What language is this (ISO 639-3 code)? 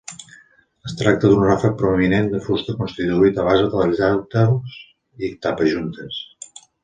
cat